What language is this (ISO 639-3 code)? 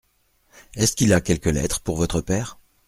fra